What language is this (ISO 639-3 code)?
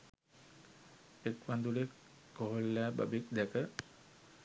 sin